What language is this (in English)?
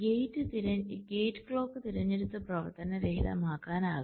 Malayalam